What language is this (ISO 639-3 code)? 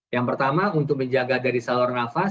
ind